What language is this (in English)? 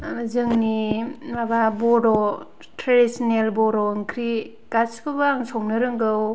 Bodo